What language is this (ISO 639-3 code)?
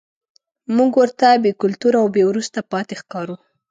pus